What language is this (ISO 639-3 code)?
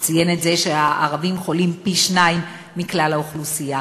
heb